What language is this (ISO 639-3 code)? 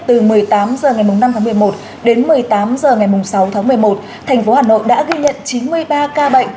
vie